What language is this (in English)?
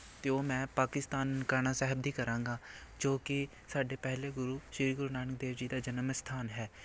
Punjabi